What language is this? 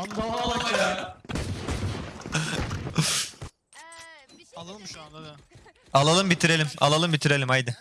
Turkish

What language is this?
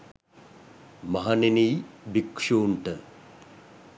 Sinhala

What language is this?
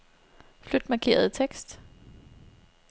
Danish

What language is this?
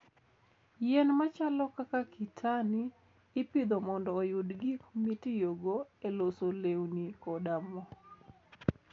Luo (Kenya and Tanzania)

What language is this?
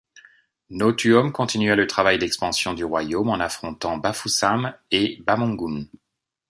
French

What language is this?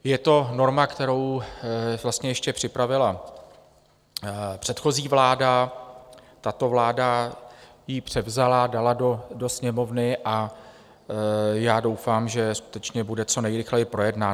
Czech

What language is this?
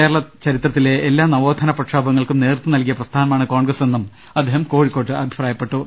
Malayalam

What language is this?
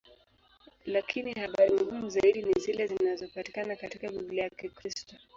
Swahili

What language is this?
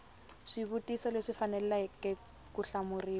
Tsonga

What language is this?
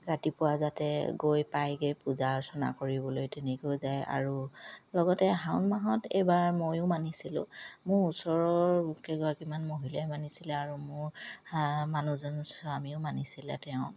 Assamese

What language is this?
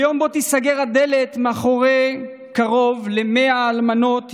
Hebrew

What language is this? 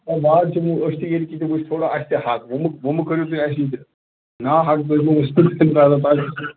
Kashmiri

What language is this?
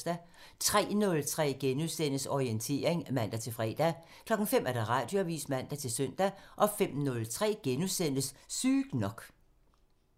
Danish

